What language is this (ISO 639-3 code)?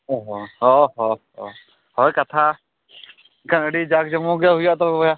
sat